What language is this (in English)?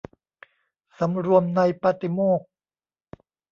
Thai